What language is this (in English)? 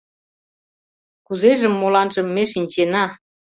Mari